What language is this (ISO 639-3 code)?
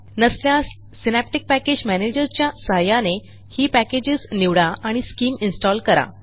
mar